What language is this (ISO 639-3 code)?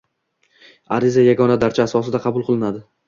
uzb